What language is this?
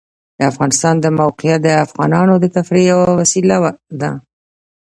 Pashto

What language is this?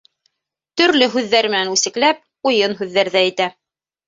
Bashkir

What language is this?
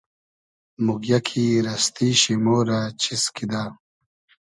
Hazaragi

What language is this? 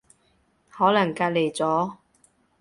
Cantonese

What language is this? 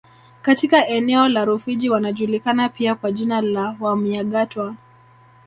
Swahili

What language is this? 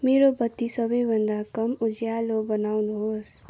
Nepali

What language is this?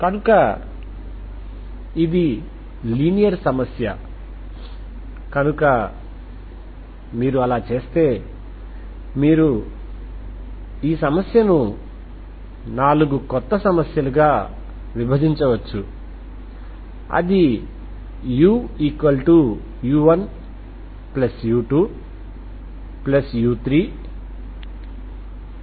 Telugu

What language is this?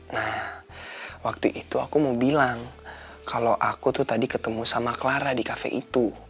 Indonesian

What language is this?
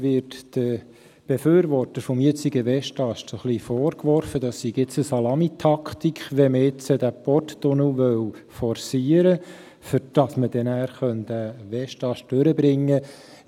Swiss German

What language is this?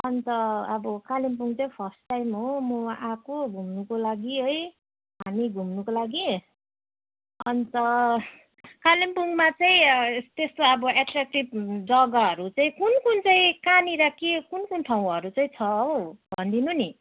Nepali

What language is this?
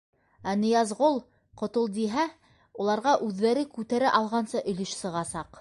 Bashkir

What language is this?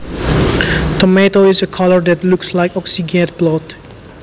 Javanese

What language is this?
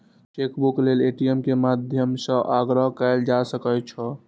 Maithili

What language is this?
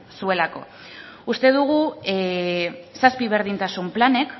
Basque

